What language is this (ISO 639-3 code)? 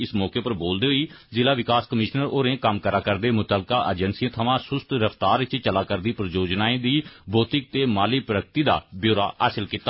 doi